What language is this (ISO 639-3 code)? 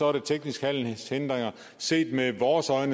dan